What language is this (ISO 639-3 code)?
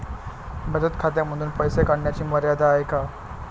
mar